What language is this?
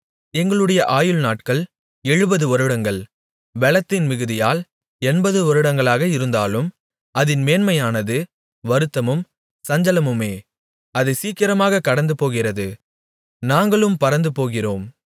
Tamil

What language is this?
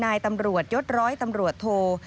Thai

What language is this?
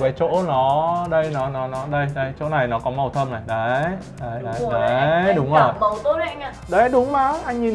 Vietnamese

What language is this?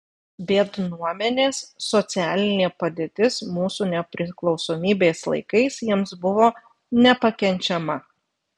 Lithuanian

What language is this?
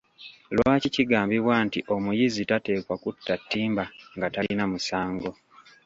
Ganda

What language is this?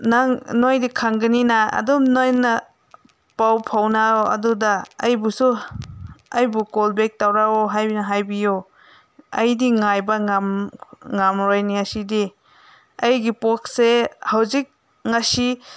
Manipuri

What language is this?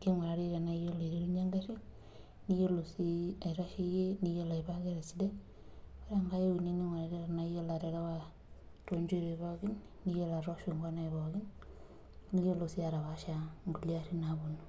Masai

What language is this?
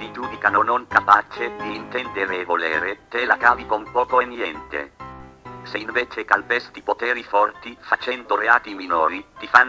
Italian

